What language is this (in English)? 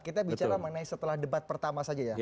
Indonesian